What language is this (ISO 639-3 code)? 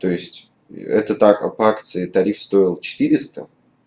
rus